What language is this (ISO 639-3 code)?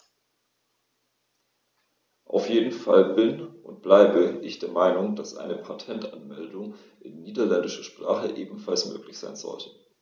deu